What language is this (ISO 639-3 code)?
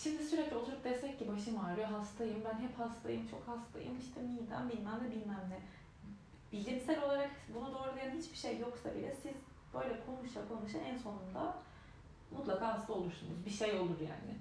tur